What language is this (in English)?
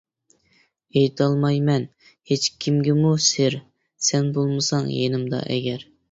Uyghur